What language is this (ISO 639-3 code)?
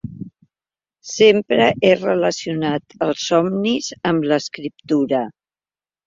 cat